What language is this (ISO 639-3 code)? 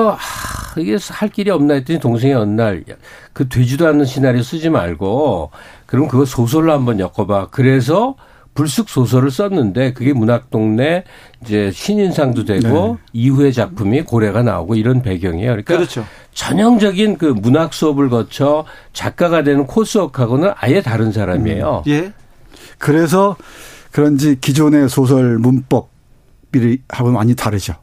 kor